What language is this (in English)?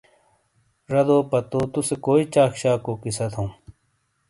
Shina